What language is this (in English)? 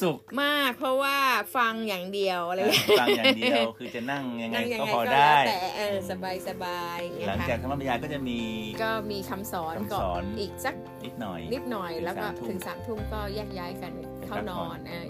Thai